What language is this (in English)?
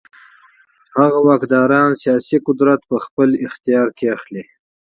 Pashto